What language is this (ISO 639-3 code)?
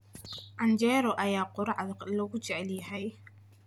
som